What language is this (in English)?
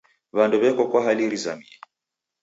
Taita